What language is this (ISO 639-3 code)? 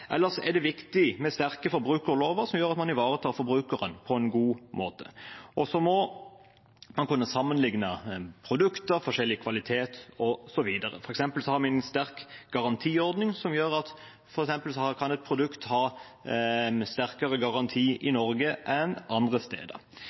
nob